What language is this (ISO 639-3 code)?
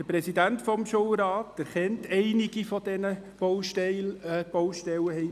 gsw